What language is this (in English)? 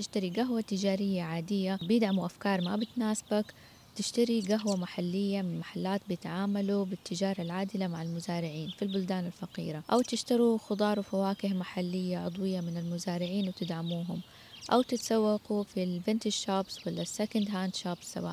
Arabic